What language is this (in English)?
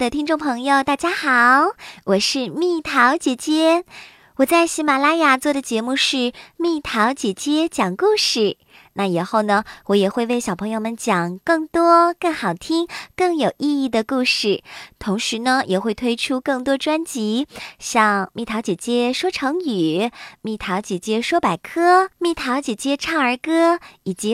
Chinese